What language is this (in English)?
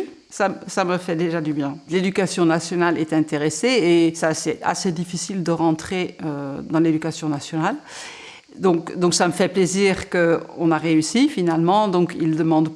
French